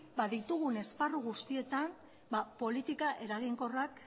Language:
Basque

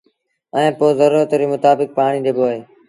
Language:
Sindhi Bhil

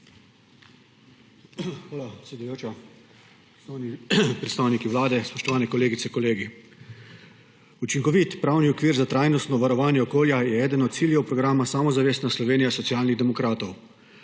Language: Slovenian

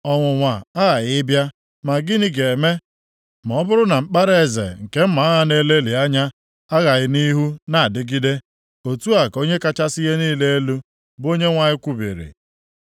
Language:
Igbo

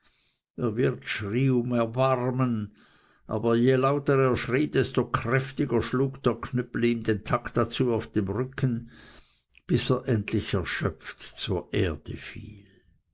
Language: German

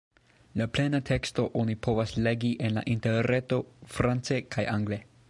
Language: Esperanto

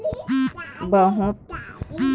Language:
Chhattisgarhi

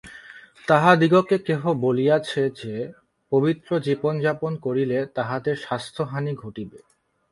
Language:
Bangla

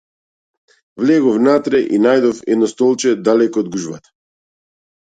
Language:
Macedonian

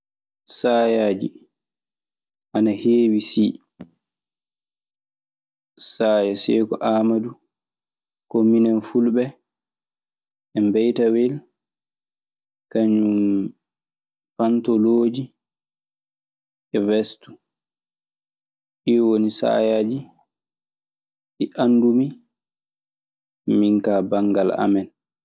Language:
Maasina Fulfulde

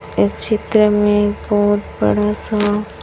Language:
Hindi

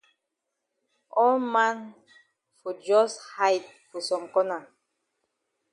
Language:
Cameroon Pidgin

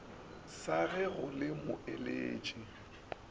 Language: Northern Sotho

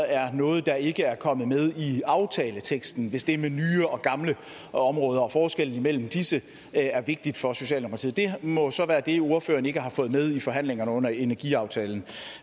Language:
Danish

